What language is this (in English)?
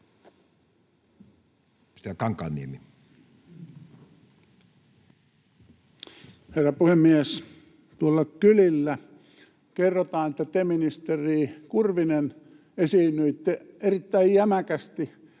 Finnish